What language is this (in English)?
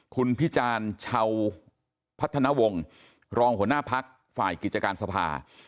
Thai